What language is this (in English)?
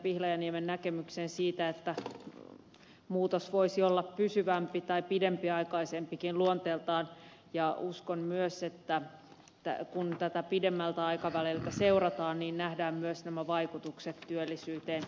Finnish